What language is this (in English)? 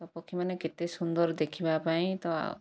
Odia